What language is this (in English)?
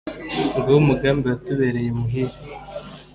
Kinyarwanda